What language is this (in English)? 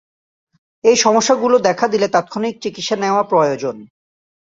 Bangla